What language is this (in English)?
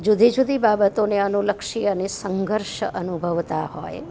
Gujarati